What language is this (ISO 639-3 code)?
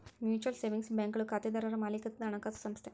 kan